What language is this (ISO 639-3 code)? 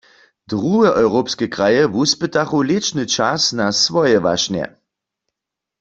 hsb